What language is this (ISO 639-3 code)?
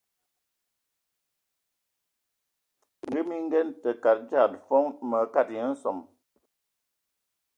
ewo